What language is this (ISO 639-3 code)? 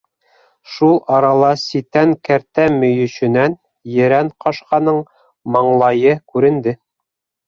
bak